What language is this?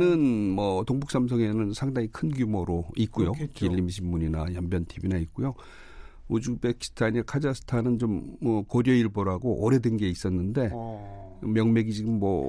Korean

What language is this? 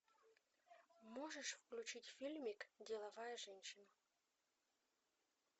Russian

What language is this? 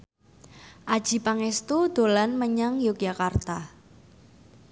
Javanese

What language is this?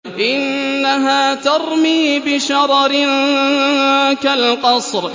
Arabic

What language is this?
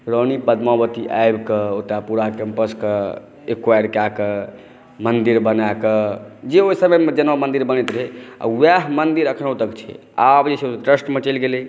Maithili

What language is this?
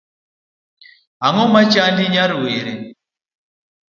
Luo (Kenya and Tanzania)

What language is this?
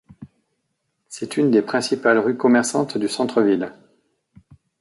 French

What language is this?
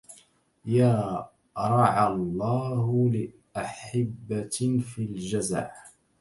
Arabic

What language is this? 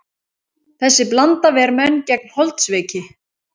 Icelandic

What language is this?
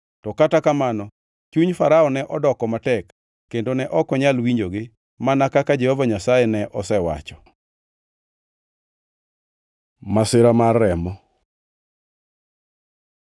Luo (Kenya and Tanzania)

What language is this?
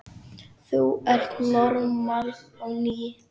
Icelandic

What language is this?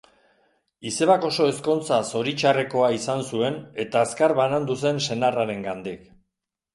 Basque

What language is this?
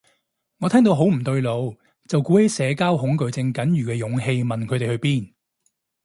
Cantonese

